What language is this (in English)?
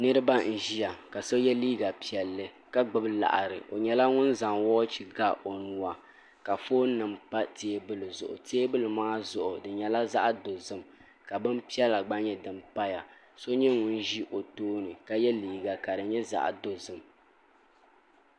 Dagbani